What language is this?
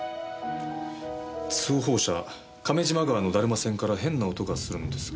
Japanese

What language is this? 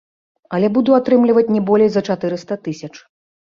Belarusian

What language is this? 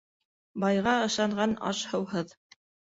Bashkir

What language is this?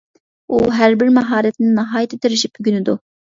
Uyghur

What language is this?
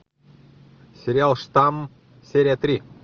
Russian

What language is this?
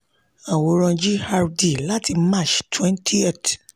Yoruba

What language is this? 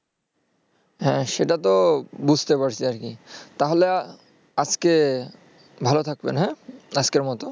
Bangla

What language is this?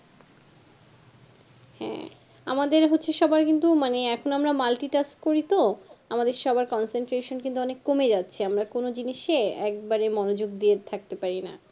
Bangla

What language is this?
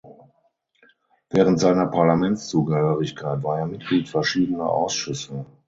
German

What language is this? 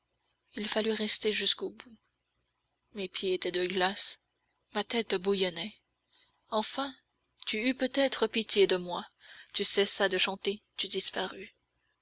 French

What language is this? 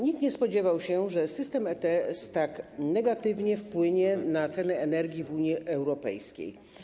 Polish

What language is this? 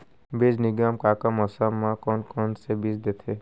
Chhattisgarhi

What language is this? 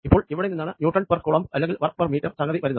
Malayalam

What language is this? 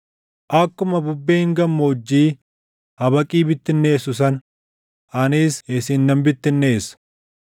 Oromo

